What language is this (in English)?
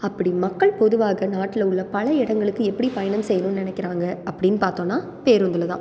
Tamil